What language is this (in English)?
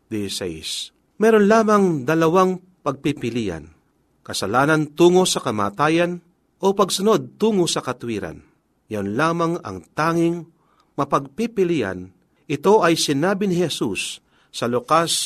Filipino